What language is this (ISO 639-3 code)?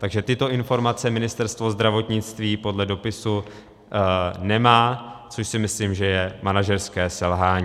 ces